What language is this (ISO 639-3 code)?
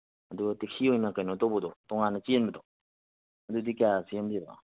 mni